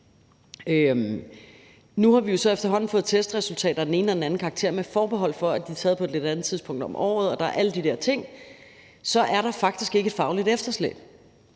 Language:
Danish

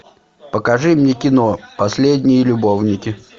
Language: Russian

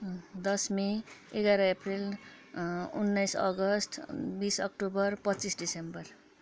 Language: Nepali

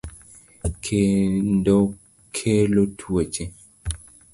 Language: Luo (Kenya and Tanzania)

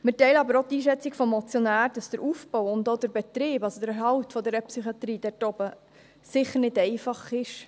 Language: Swiss German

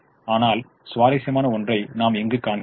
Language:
Tamil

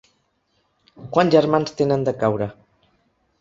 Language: Catalan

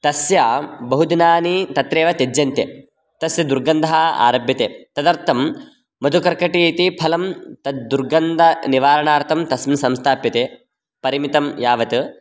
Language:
Sanskrit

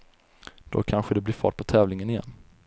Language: Swedish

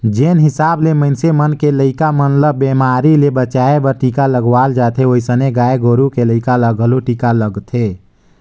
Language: Chhattisgarhi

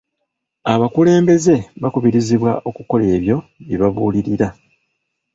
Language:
Ganda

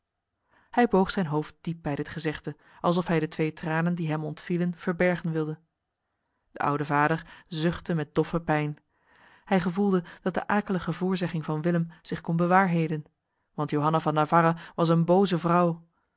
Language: Dutch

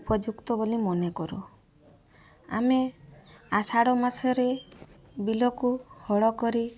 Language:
Odia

